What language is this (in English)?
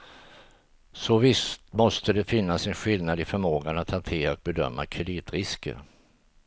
Swedish